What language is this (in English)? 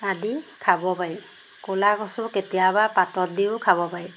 Assamese